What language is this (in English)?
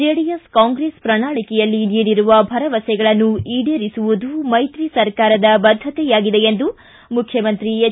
Kannada